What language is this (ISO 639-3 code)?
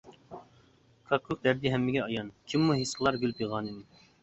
uig